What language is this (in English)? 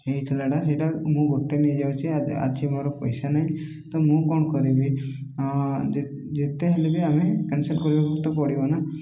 Odia